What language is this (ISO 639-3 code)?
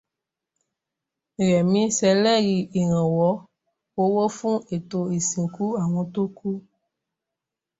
yor